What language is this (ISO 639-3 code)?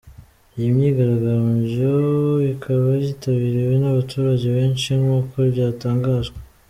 kin